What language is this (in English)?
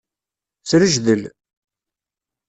Kabyle